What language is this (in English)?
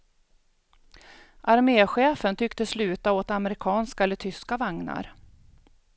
Swedish